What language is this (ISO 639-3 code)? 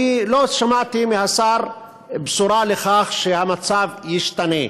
heb